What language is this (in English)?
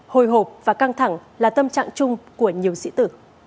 Vietnamese